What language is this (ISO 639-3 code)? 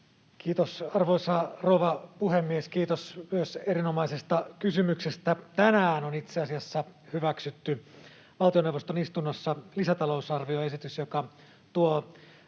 fin